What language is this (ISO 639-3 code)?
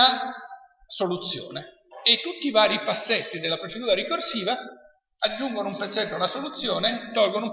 ita